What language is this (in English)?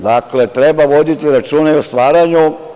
Serbian